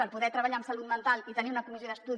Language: Catalan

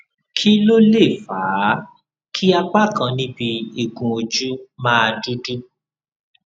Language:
Yoruba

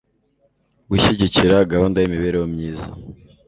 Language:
Kinyarwanda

